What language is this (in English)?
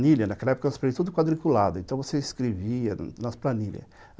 Portuguese